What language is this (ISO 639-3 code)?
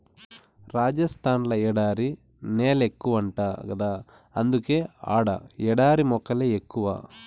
tel